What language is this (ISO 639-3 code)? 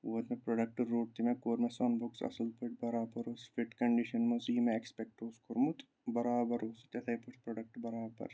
kas